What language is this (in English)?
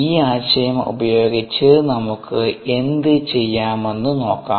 Malayalam